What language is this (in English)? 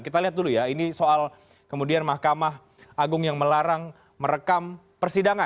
Indonesian